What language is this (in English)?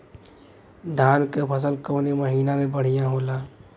Bhojpuri